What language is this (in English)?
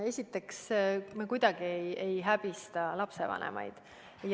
Estonian